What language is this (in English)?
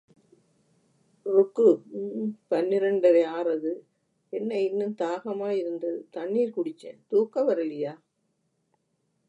Tamil